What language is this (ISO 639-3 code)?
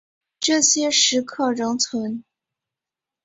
zho